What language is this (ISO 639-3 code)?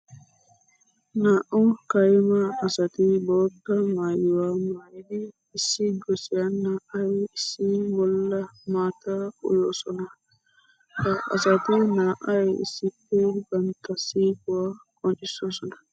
wal